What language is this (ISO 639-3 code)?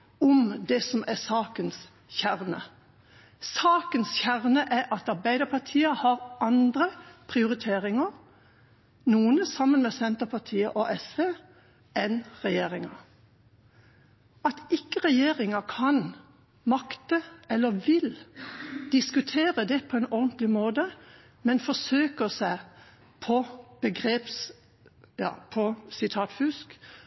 nob